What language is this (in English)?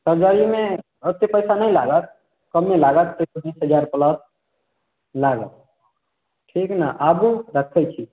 Maithili